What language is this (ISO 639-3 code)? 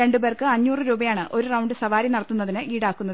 mal